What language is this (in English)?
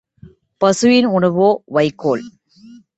Tamil